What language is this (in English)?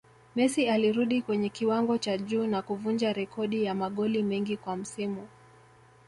Swahili